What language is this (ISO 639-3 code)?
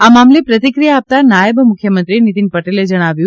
guj